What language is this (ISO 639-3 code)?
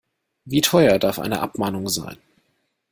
deu